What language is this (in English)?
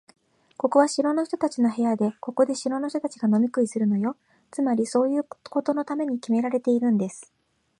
Japanese